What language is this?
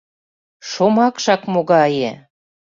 Mari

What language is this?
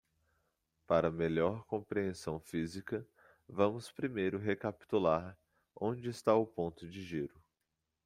Portuguese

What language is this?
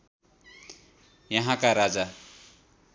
Nepali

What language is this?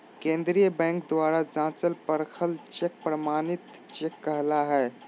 Magahi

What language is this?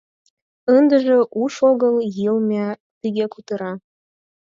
Mari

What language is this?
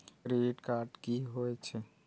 Maithili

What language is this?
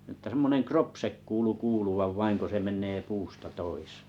Finnish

